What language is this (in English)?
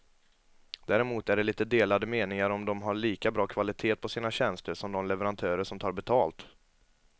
Swedish